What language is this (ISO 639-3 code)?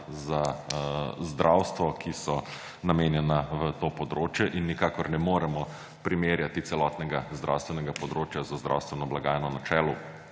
slv